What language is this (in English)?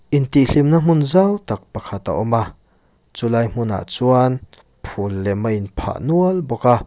Mizo